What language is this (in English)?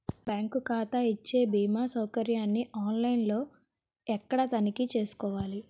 Telugu